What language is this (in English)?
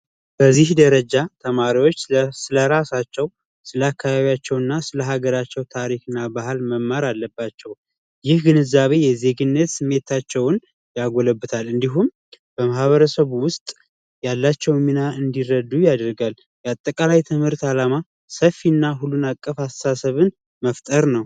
Amharic